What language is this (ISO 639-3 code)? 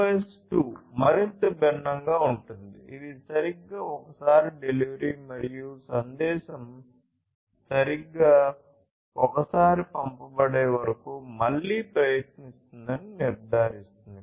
tel